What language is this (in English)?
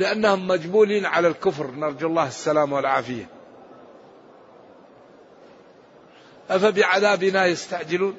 Arabic